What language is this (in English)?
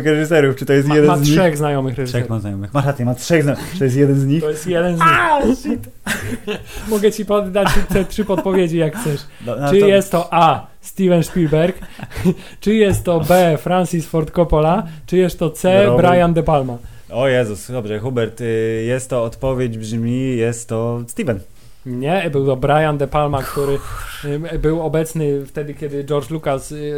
Polish